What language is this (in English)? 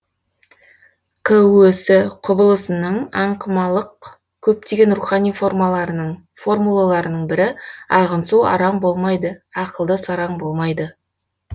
Kazakh